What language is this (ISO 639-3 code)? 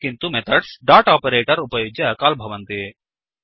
san